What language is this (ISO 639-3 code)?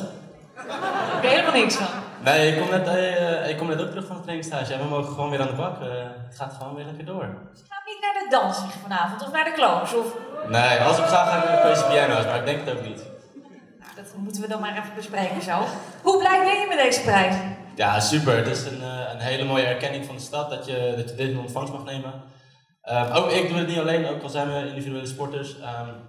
nld